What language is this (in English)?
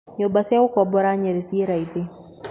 Kikuyu